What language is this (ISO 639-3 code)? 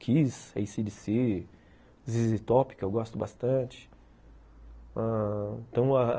por